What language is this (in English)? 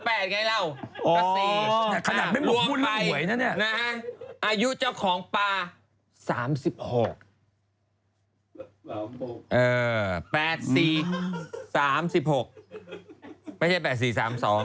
Thai